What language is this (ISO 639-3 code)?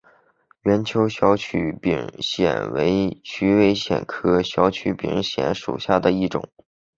zho